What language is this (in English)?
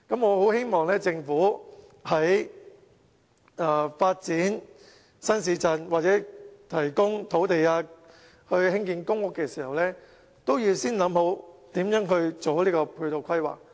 Cantonese